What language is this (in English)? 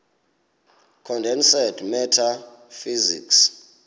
Xhosa